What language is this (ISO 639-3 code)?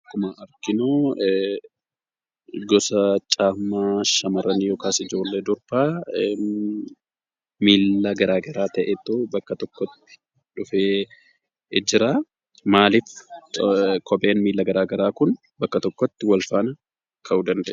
orm